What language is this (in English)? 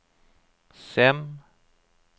Norwegian